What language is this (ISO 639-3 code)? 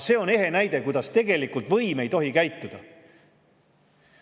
est